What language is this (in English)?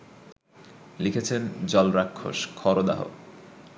Bangla